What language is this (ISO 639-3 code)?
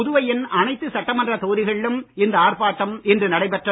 tam